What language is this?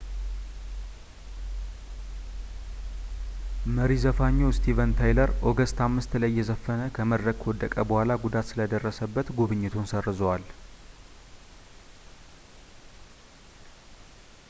Amharic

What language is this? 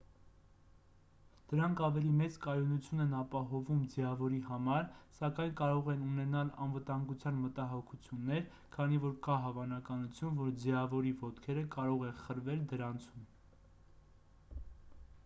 Armenian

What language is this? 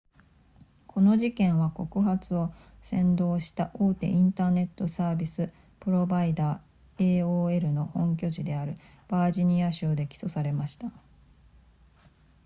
Japanese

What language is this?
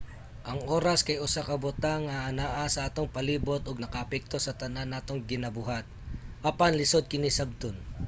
Cebuano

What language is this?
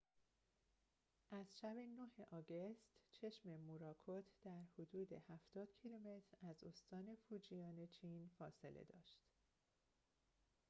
Persian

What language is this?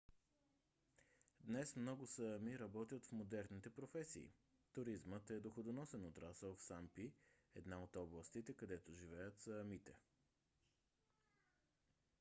Bulgarian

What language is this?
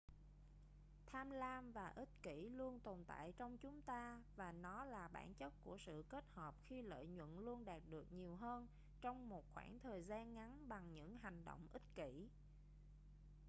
Vietnamese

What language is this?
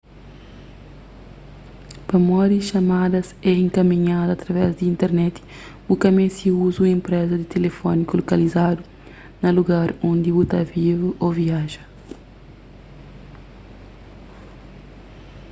Kabuverdianu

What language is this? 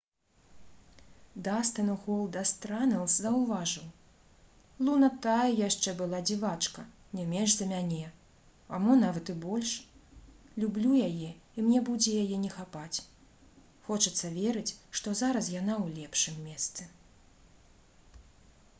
Belarusian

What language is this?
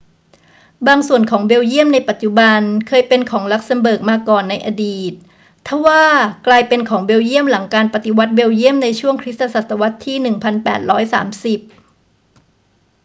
Thai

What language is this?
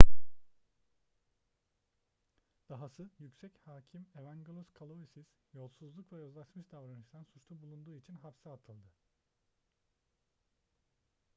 Turkish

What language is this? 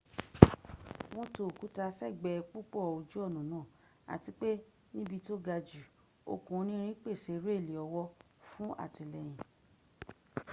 Yoruba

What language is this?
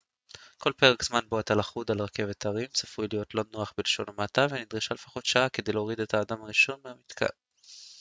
Hebrew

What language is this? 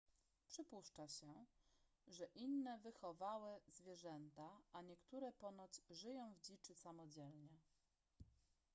Polish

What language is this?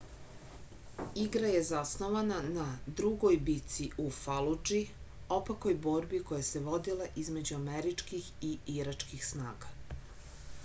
Serbian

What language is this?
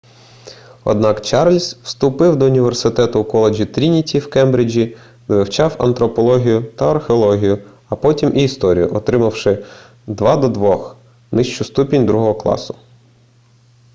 Ukrainian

